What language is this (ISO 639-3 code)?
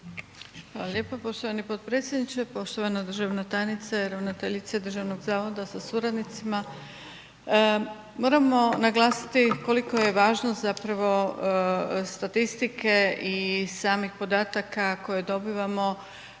hrv